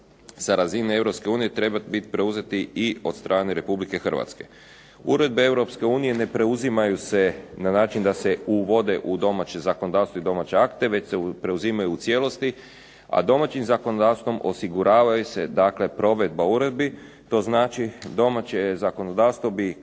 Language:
Croatian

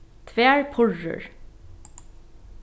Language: Faroese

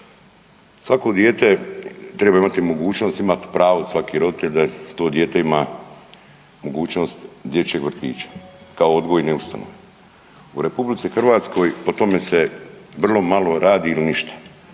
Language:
Croatian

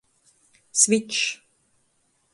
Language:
Latgalian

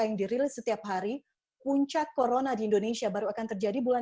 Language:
Indonesian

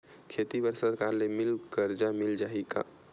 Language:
Chhattisgarhi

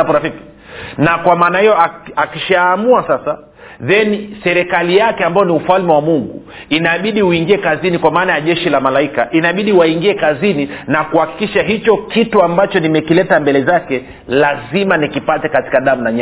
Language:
Swahili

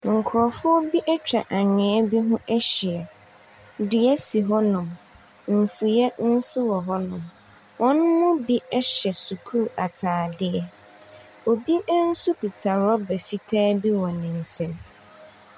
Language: Akan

